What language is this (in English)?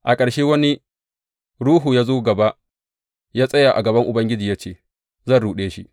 Hausa